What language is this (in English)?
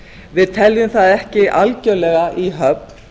Icelandic